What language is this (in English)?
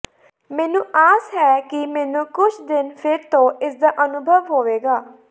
Punjabi